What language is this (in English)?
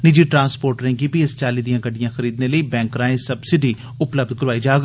Dogri